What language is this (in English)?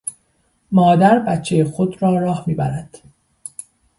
Persian